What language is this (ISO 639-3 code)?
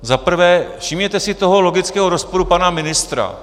ces